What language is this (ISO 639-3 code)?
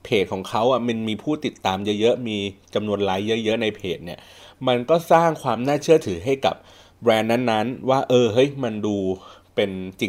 tha